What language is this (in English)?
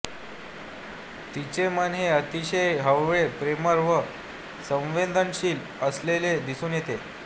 Marathi